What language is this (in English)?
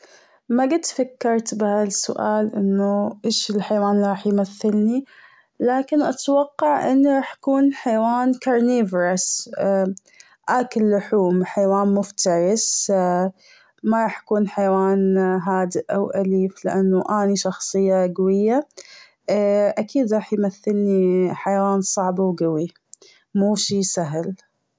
Gulf Arabic